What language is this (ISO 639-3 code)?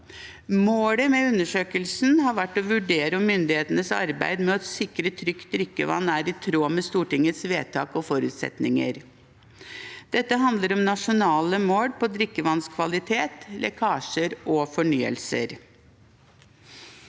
nor